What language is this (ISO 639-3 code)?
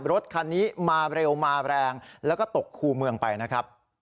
tha